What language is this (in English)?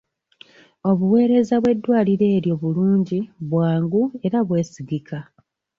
Ganda